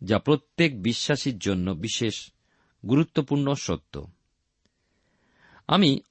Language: Bangla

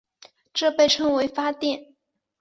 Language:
Chinese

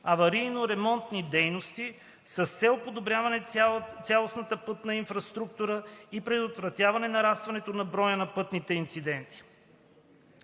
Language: Bulgarian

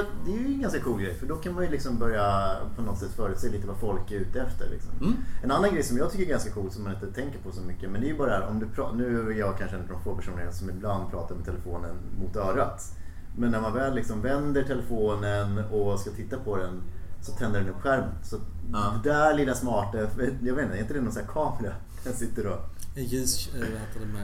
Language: Swedish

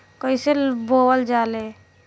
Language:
Bhojpuri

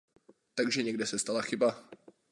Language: Czech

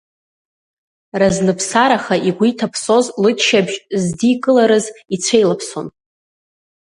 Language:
Abkhazian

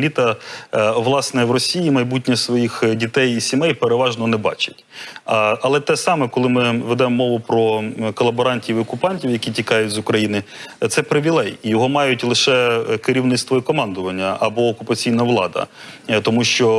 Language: Ukrainian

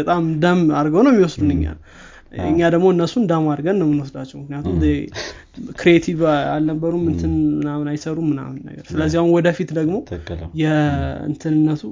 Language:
Amharic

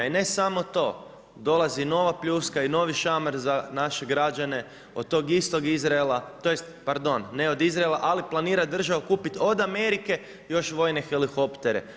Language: Croatian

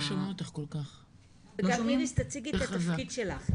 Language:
Hebrew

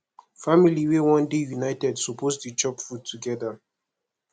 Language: Nigerian Pidgin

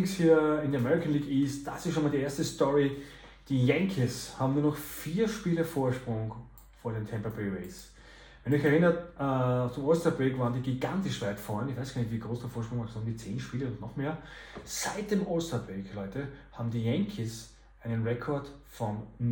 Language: German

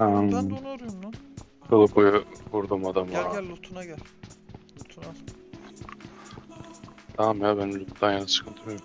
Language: Turkish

